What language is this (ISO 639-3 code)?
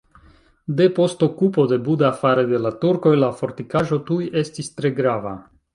epo